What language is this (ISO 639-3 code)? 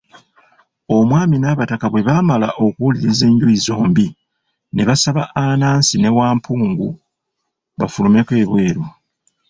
lug